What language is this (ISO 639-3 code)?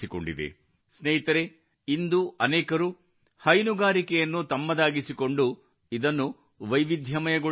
kan